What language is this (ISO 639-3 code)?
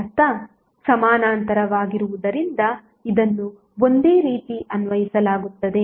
kan